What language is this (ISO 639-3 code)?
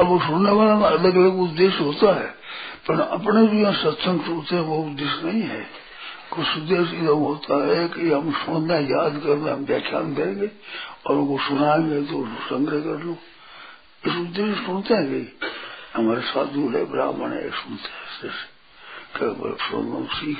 hin